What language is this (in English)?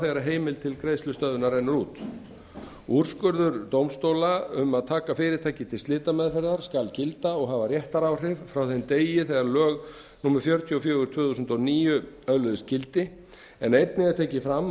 Icelandic